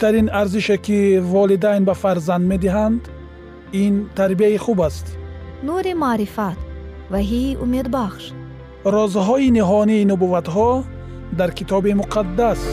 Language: Persian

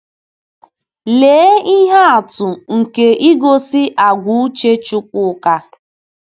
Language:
Igbo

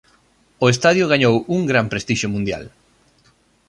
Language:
Galician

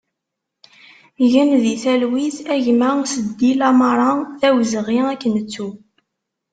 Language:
Kabyle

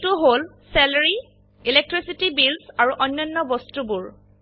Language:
Assamese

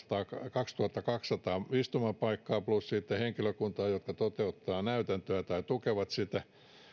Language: Finnish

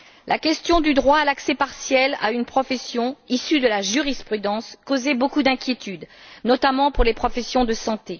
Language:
French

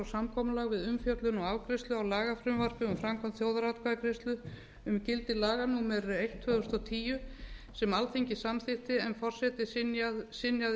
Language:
Icelandic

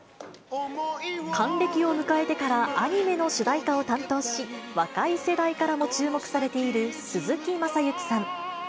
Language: Japanese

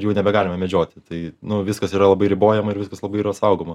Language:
Lithuanian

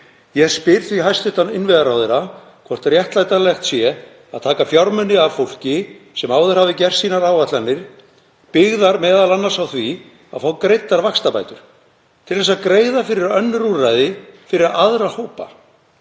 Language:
Icelandic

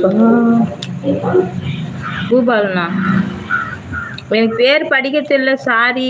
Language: Tamil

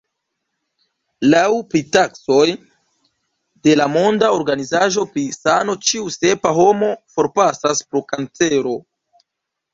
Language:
Esperanto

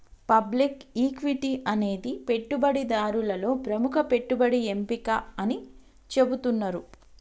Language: Telugu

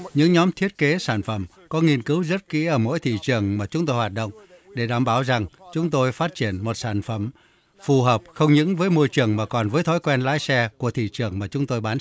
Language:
Vietnamese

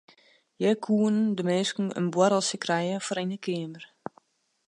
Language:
Western Frisian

